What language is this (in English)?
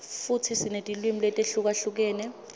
Swati